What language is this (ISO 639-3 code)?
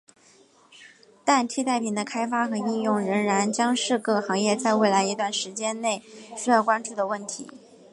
zho